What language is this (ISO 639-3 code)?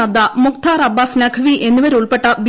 mal